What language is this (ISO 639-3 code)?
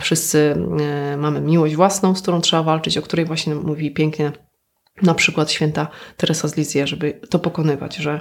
pol